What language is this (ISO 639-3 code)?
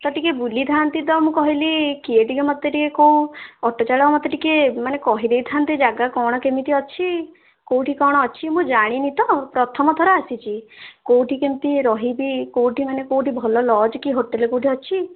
ori